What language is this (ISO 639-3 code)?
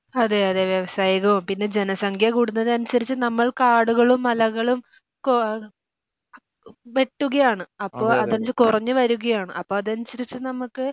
mal